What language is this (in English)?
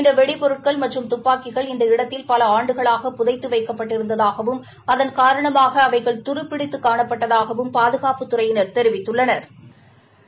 Tamil